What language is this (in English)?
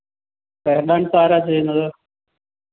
Malayalam